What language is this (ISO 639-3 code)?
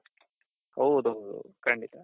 kan